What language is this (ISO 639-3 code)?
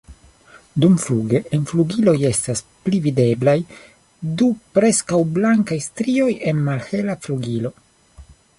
epo